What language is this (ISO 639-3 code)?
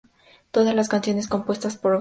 spa